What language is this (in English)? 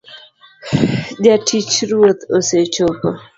Luo (Kenya and Tanzania)